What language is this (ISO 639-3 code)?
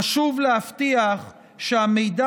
heb